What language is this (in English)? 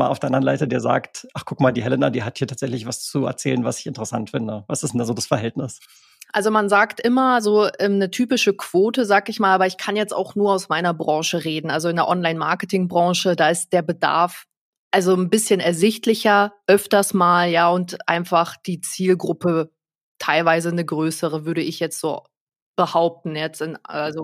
German